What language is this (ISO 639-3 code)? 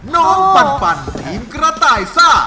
tha